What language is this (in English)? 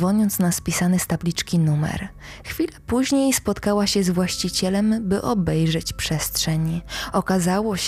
Polish